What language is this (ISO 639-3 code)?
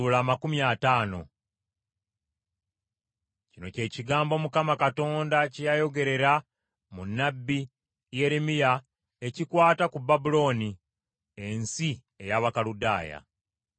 lug